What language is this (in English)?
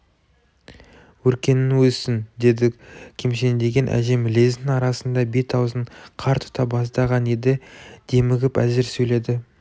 Kazakh